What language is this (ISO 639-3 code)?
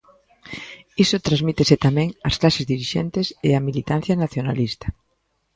glg